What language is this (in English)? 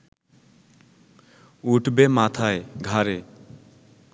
Bangla